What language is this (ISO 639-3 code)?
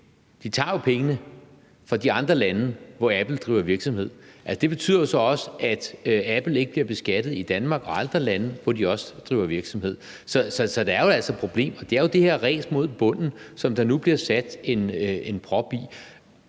dan